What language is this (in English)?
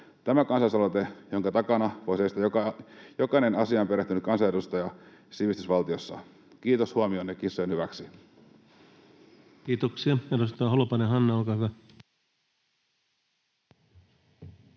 Finnish